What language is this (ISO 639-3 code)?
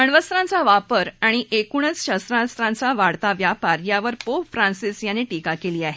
mar